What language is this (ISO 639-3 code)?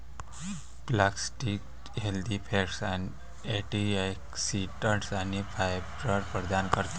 mar